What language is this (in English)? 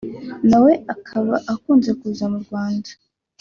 Kinyarwanda